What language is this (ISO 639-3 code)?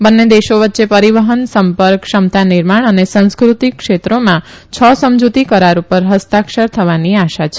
guj